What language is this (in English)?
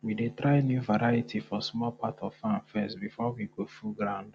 Nigerian Pidgin